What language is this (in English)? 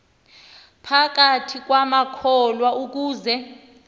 Xhosa